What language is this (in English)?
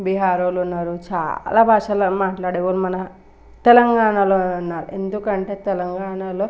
Telugu